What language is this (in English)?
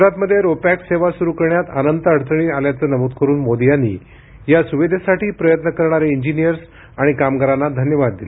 Marathi